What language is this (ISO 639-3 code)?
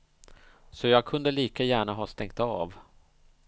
swe